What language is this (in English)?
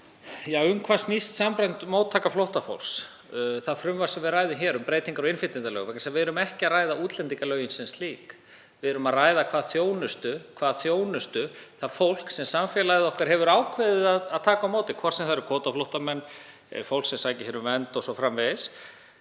Icelandic